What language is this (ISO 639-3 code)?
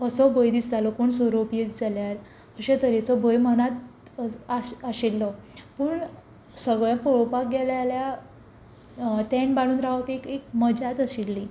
kok